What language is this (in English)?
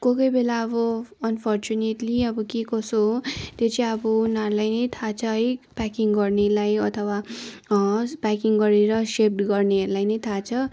Nepali